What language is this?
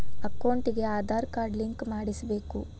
Kannada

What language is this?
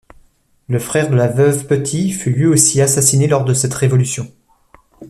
French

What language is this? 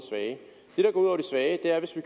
Danish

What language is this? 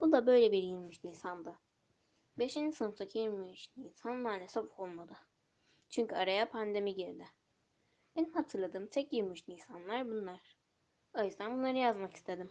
Turkish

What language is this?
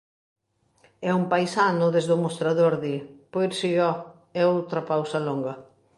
Galician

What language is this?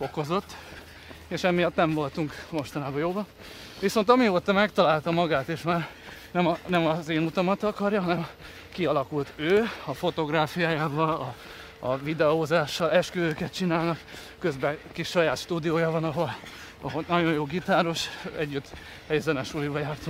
Hungarian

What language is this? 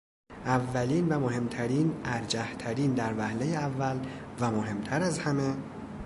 Persian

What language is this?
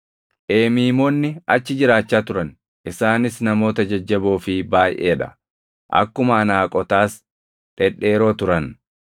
Oromo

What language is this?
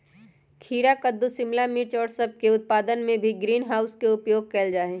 Magahi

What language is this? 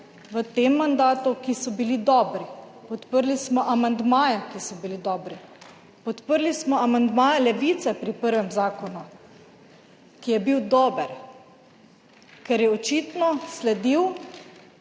Slovenian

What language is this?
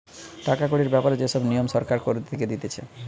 Bangla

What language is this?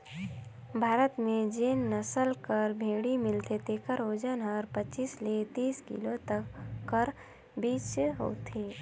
Chhattisgarhi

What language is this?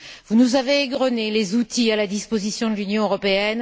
French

